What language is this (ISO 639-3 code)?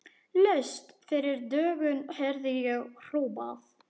isl